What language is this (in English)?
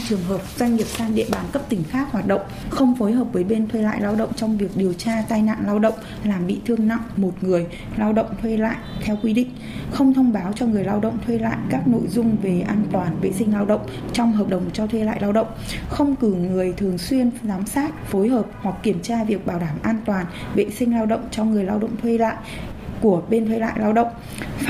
Vietnamese